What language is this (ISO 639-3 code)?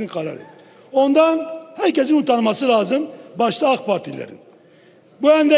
tur